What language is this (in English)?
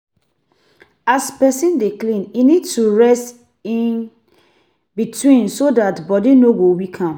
Nigerian Pidgin